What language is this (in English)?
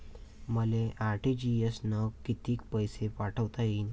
Marathi